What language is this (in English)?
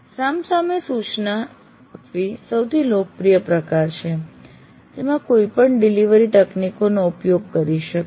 Gujarati